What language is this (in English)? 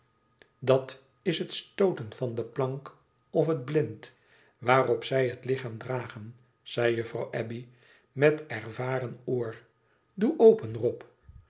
Dutch